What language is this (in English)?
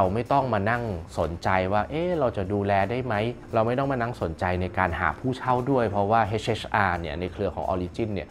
Thai